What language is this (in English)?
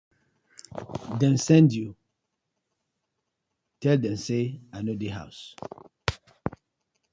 Nigerian Pidgin